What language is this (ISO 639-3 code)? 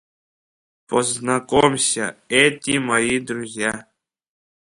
abk